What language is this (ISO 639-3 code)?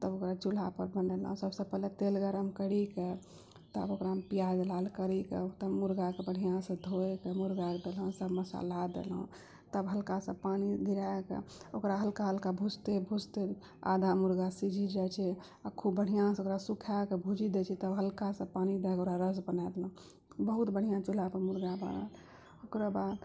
mai